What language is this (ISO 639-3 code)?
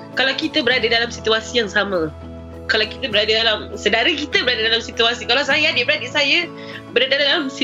msa